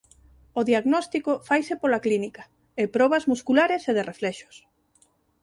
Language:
Galician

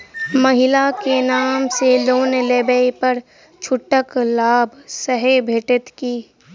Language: Maithili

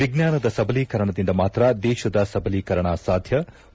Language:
Kannada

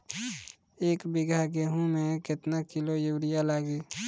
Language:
Bhojpuri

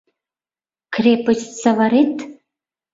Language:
Mari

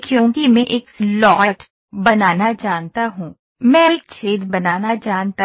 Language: Hindi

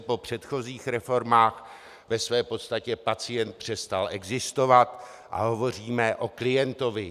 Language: Czech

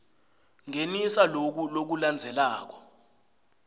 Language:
Swati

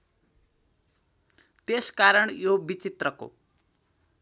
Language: Nepali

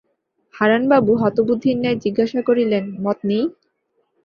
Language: Bangla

